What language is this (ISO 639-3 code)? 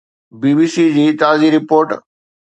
snd